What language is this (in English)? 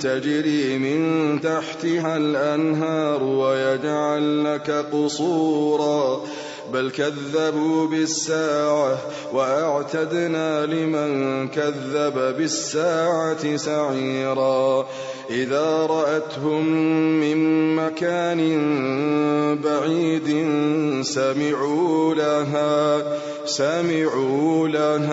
Arabic